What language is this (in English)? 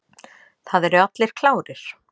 Icelandic